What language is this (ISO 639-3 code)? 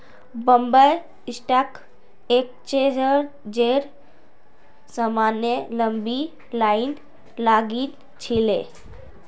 mag